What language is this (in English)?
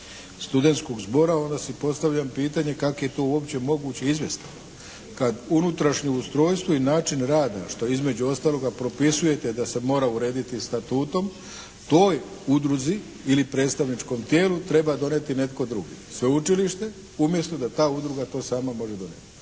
Croatian